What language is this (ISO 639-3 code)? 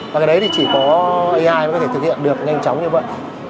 vie